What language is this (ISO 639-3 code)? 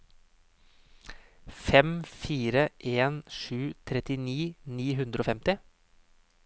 nor